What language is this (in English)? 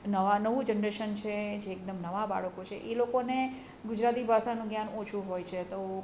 Gujarati